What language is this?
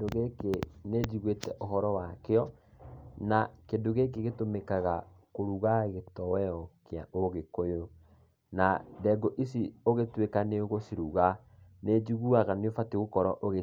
Kikuyu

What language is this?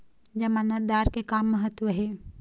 Chhattisgarhi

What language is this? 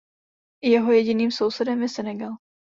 Czech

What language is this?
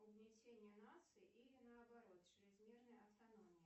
Russian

